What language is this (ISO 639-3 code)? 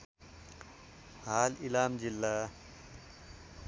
nep